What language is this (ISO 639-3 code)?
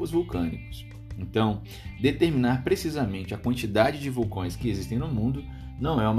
por